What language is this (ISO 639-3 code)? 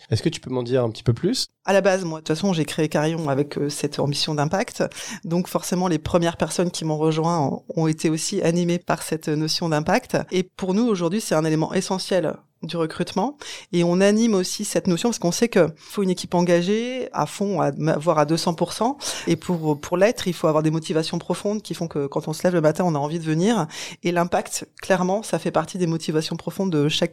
fra